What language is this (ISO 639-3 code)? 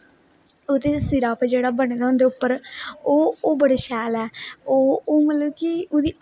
doi